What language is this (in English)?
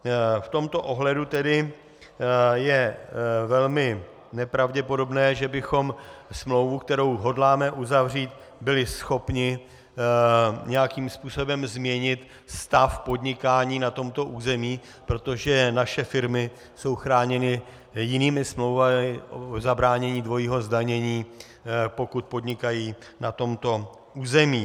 Czech